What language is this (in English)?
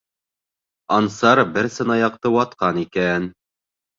Bashkir